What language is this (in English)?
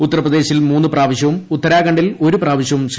Malayalam